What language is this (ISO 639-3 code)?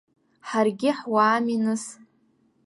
abk